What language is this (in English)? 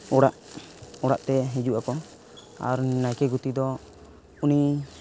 Santali